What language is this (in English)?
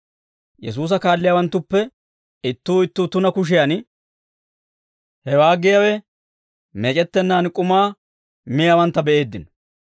Dawro